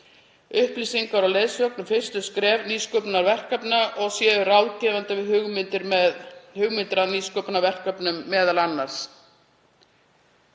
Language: Icelandic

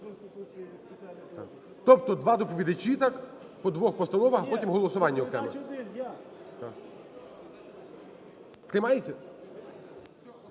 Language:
Ukrainian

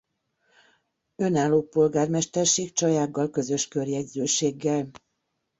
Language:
Hungarian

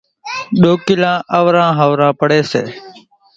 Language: Kachi Koli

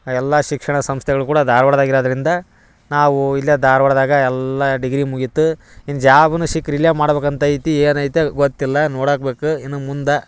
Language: Kannada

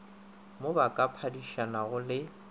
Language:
Northern Sotho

